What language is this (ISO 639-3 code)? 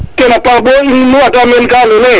srr